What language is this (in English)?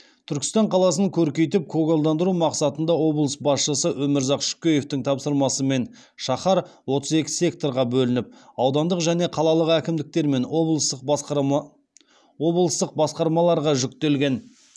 Kazakh